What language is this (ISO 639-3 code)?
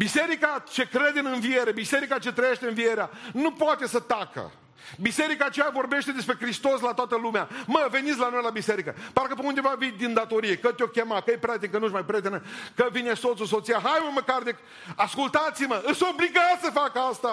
ron